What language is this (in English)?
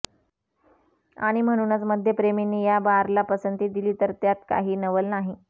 Marathi